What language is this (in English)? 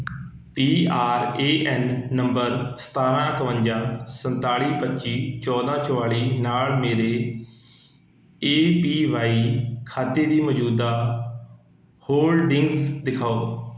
Punjabi